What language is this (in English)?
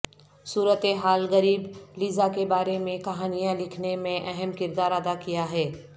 Urdu